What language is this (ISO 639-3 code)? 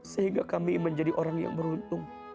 ind